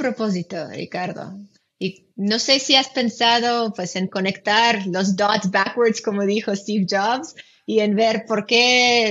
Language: Spanish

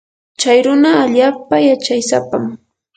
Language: Yanahuanca Pasco Quechua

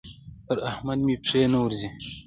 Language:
Pashto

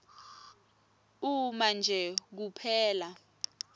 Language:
Swati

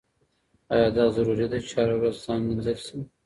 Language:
Pashto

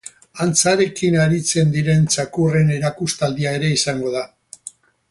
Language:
Basque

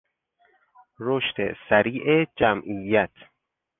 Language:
Persian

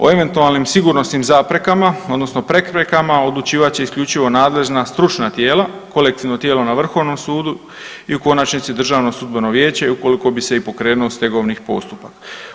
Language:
Croatian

